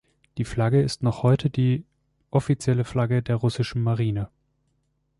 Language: German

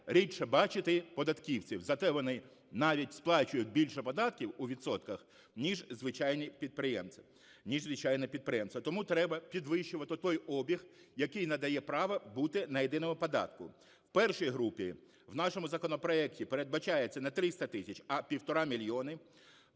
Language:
Ukrainian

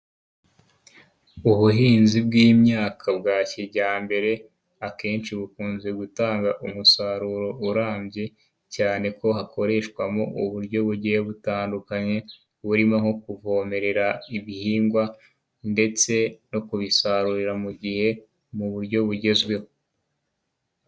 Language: Kinyarwanda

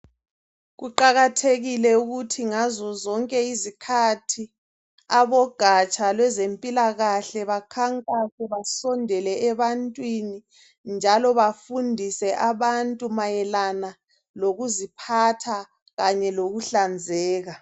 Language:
North Ndebele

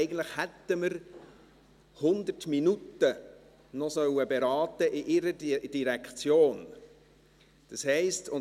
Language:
Swiss German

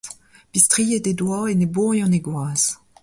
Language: Breton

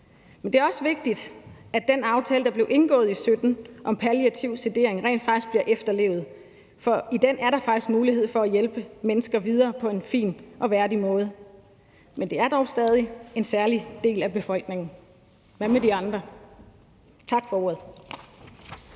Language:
Danish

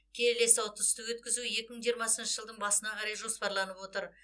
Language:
Kazakh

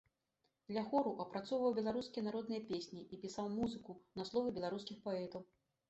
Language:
Belarusian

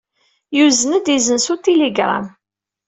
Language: Kabyle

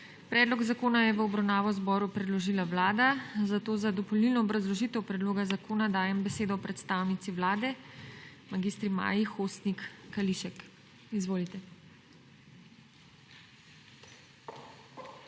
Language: Slovenian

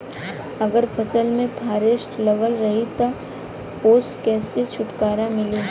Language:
Bhojpuri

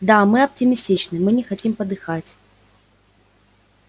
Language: Russian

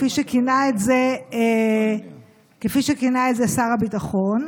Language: Hebrew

